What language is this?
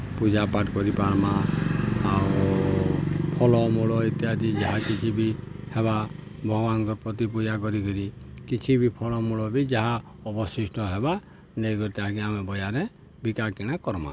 Odia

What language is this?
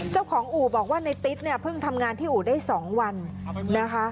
Thai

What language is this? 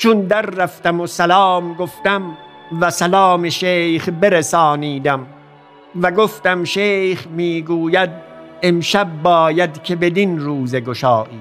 Persian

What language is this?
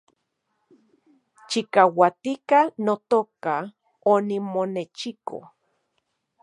Central Puebla Nahuatl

